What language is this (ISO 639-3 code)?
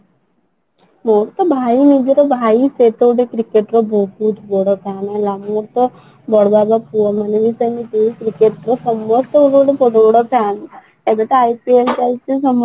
ori